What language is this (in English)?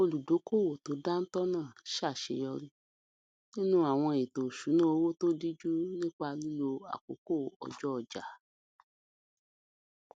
Yoruba